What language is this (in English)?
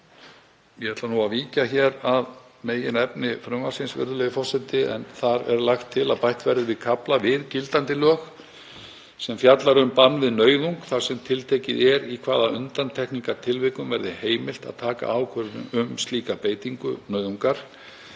Icelandic